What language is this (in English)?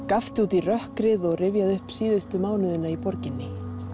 Icelandic